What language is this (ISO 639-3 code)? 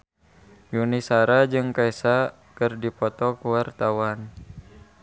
sun